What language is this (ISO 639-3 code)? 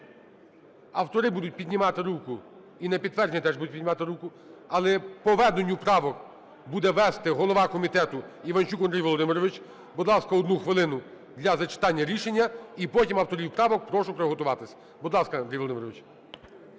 ukr